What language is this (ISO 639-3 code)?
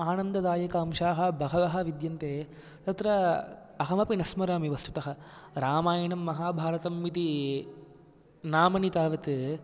san